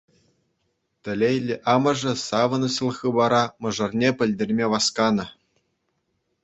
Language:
Chuvash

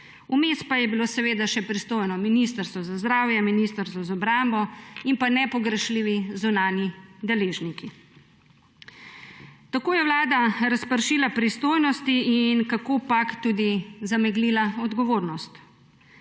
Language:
Slovenian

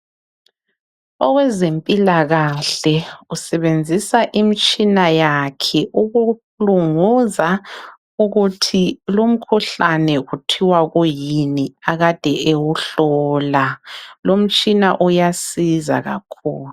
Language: North Ndebele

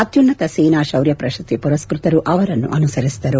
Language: Kannada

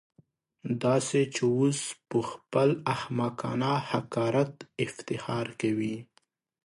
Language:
Pashto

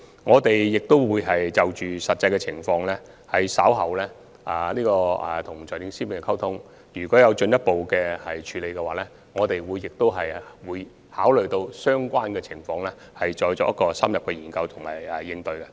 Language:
Cantonese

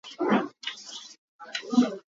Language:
Hakha Chin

